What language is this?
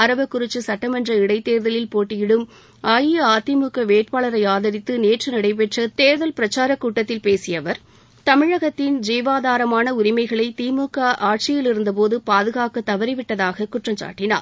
Tamil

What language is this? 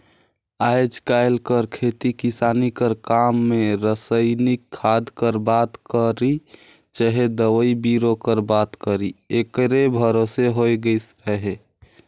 Chhattisgarhi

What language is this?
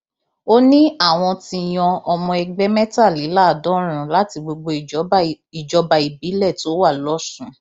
Yoruba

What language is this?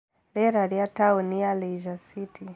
Kikuyu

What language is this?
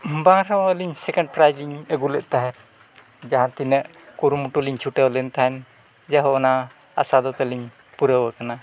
Santali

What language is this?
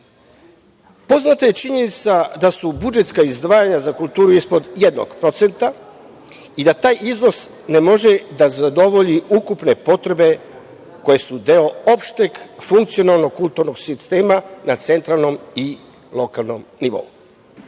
Serbian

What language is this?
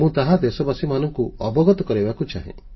Odia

